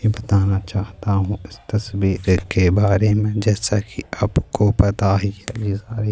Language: Urdu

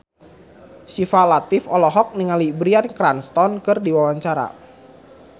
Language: Sundanese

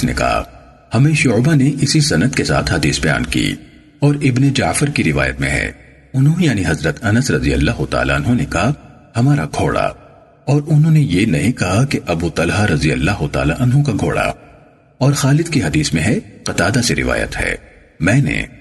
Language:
Urdu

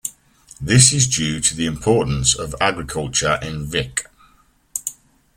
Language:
English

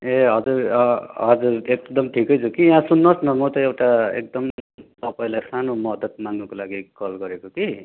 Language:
Nepali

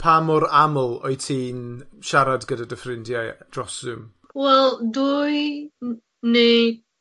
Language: Welsh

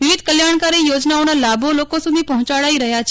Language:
Gujarati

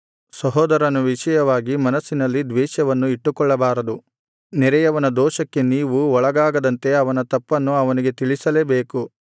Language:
Kannada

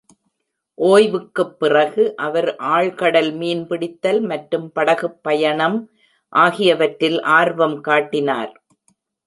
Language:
Tamil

